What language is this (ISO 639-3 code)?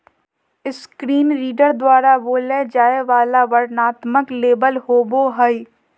mag